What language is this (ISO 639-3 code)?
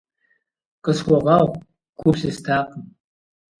kbd